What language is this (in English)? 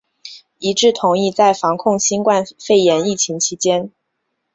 Chinese